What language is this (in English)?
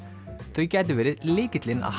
Icelandic